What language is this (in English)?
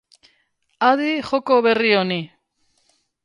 Basque